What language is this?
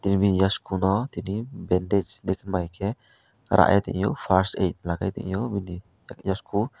Kok Borok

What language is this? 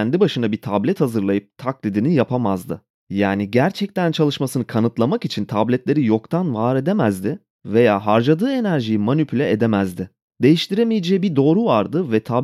Turkish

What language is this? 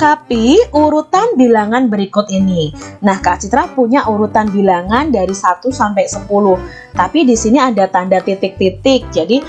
Indonesian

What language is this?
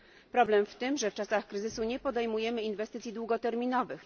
Polish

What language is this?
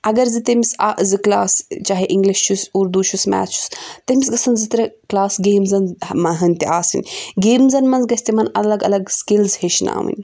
Kashmiri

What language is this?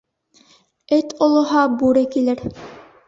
Bashkir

